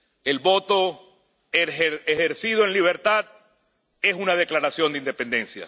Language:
Spanish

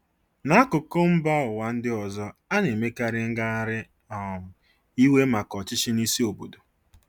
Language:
Igbo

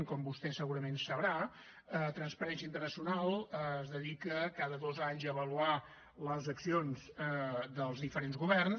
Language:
Catalan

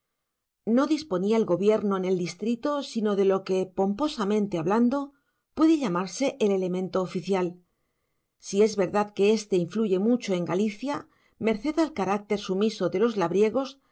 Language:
Spanish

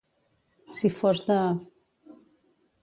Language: Catalan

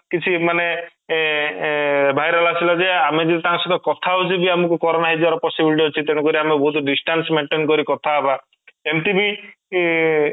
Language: Odia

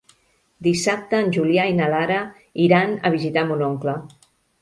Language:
Catalan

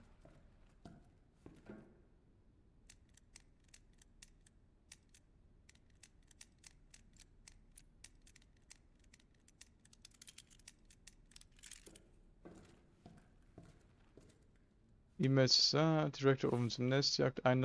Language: German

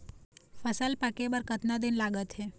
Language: Chhattisgarhi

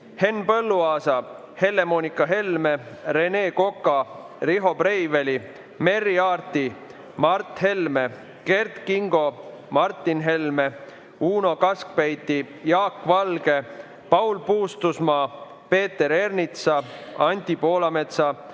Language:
Estonian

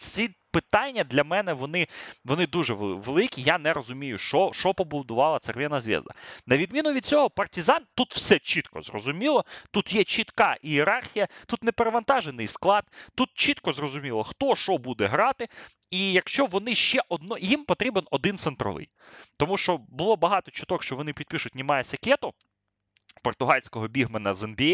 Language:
Ukrainian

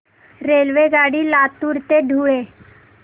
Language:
Marathi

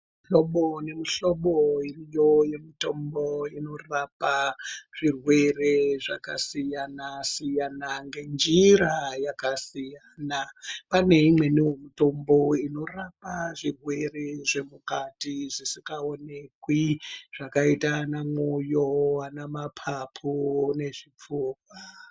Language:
Ndau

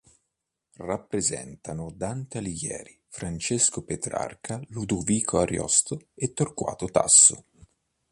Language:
Italian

